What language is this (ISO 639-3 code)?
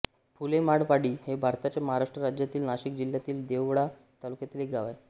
mar